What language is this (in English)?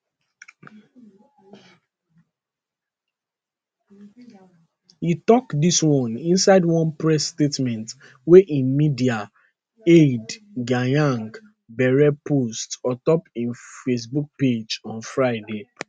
Nigerian Pidgin